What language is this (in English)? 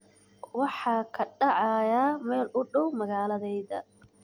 Somali